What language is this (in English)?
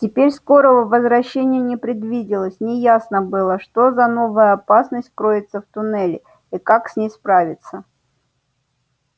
Russian